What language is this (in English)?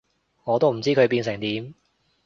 Cantonese